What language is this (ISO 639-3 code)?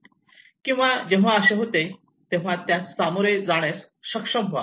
mar